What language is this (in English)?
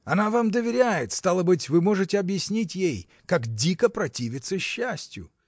Russian